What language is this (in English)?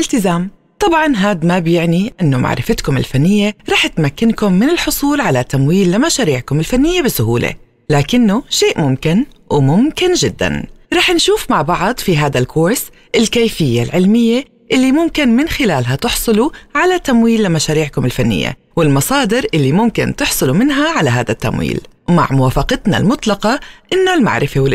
Arabic